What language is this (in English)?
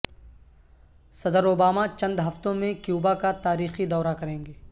Urdu